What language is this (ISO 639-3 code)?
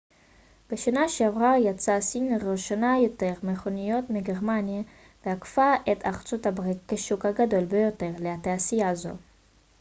heb